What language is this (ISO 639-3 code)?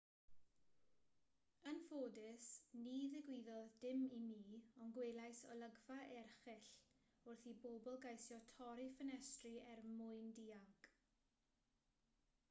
cym